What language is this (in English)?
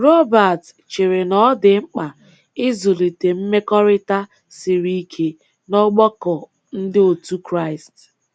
Igbo